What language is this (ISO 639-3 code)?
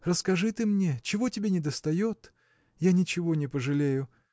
rus